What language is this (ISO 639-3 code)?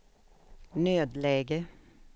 swe